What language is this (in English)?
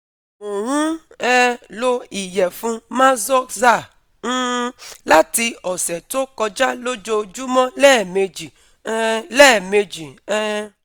Yoruba